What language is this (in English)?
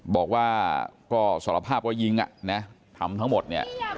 Thai